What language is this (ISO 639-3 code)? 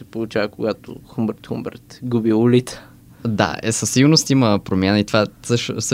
bul